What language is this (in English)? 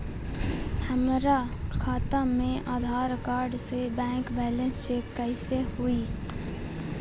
Magahi